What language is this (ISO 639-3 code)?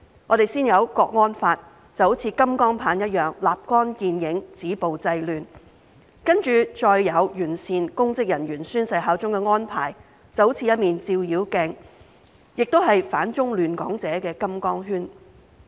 yue